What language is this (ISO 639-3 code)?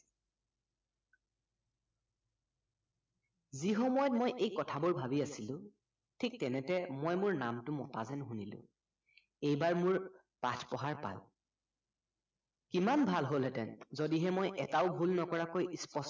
asm